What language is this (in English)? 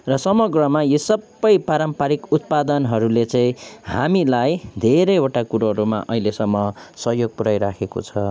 Nepali